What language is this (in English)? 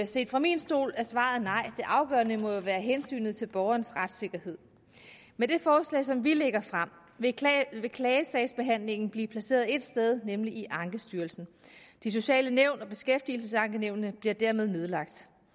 Danish